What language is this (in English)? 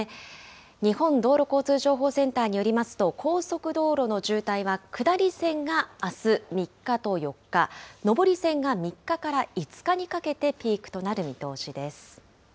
Japanese